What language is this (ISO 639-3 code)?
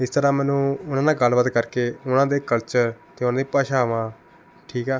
pan